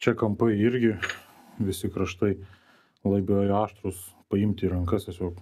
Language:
Lithuanian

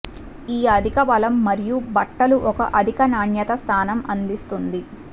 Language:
Telugu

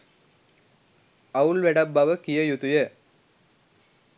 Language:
Sinhala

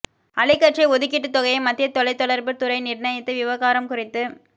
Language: Tamil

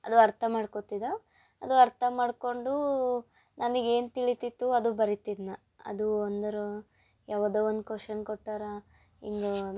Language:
Kannada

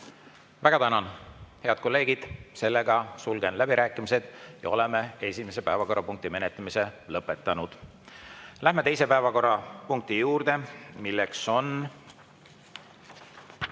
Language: Estonian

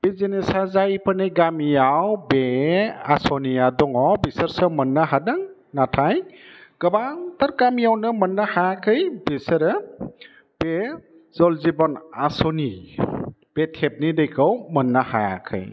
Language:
Bodo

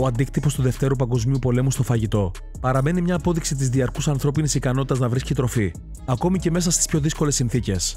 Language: Greek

